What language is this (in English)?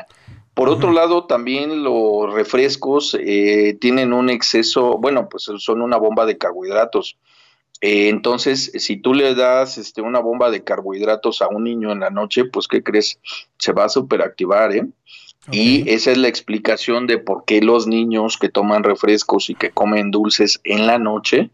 Spanish